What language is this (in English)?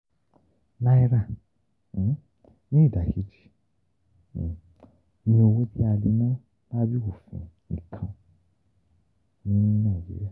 Yoruba